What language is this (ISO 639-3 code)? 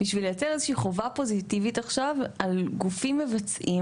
heb